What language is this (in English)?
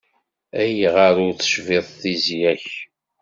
Kabyle